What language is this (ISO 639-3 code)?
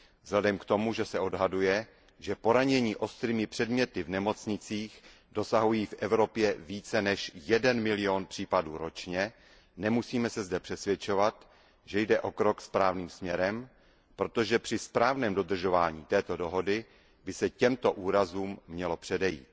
ces